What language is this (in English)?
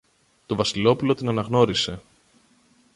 Greek